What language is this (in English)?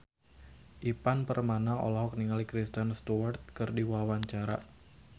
Sundanese